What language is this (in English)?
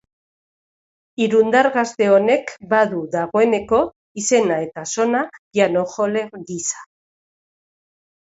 Basque